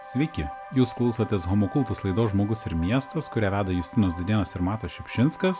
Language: Lithuanian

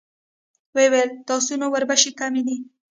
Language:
Pashto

